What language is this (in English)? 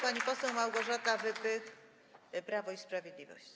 Polish